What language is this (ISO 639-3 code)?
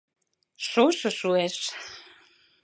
chm